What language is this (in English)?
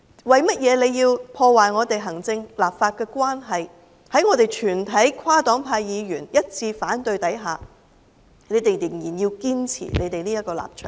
Cantonese